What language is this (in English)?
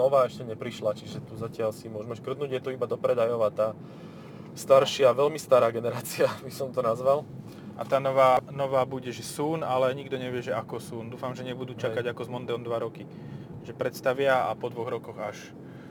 Slovak